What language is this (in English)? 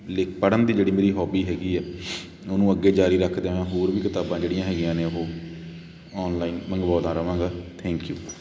Punjabi